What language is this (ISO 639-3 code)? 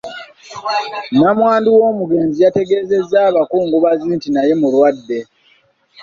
lug